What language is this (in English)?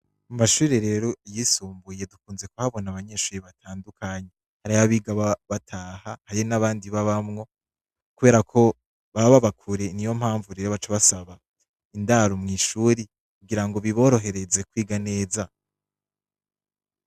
Rundi